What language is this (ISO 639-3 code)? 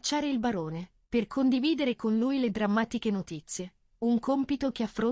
ita